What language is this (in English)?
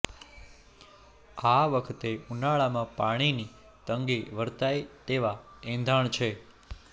Gujarati